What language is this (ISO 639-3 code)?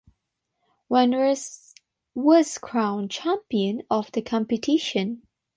eng